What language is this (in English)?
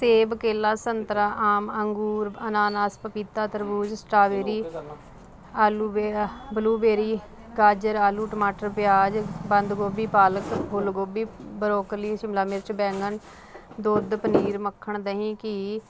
Punjabi